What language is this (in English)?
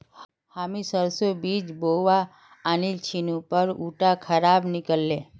Magahi